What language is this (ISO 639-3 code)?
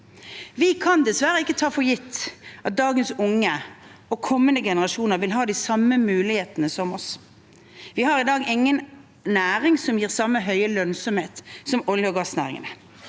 nor